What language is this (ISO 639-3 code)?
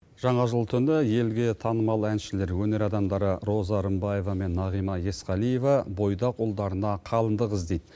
kaz